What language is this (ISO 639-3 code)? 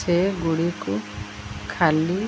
ori